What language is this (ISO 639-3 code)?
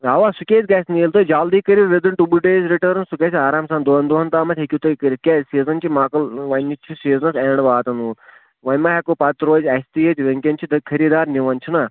kas